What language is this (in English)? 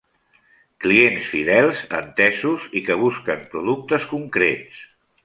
Catalan